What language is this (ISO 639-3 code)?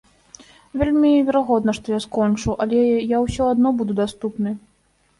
bel